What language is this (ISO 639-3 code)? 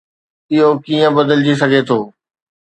snd